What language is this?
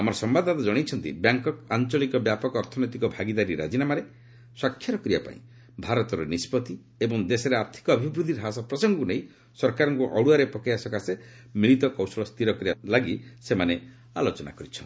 Odia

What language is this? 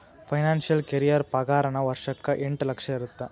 Kannada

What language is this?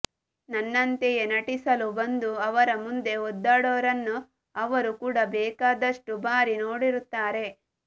Kannada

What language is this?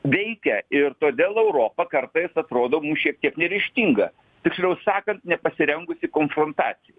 Lithuanian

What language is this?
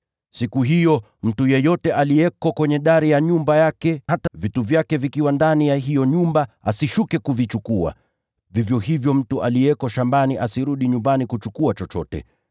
Swahili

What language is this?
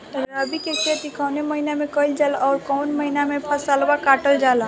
Bhojpuri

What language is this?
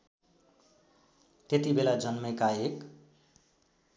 Nepali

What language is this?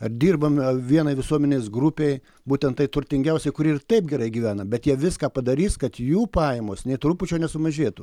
Lithuanian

